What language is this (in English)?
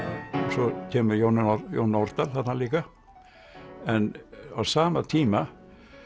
Icelandic